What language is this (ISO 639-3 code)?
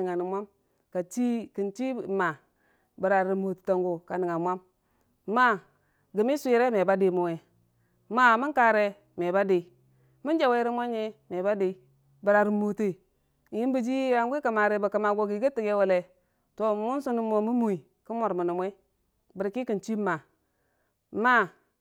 cfa